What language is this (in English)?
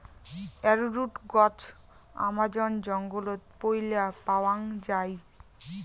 Bangla